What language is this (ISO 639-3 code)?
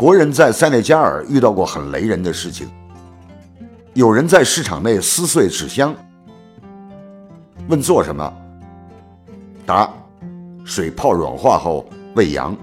zho